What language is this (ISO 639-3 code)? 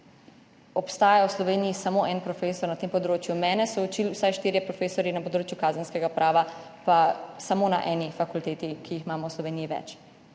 slv